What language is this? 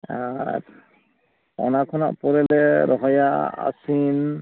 Santali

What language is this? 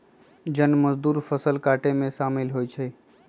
Magahi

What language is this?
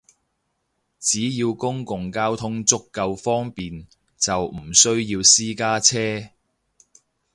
Cantonese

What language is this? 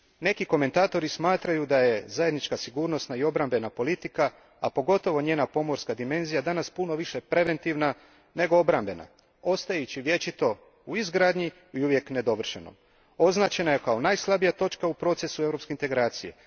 Croatian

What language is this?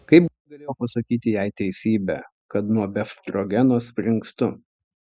Lithuanian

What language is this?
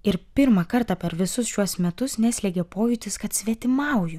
Lithuanian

